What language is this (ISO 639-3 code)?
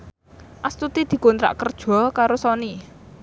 jav